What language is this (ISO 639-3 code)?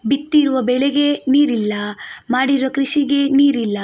kan